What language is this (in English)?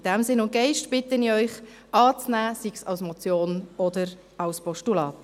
Swiss German